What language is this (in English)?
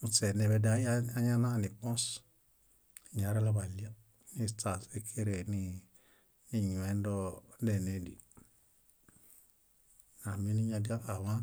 Bayot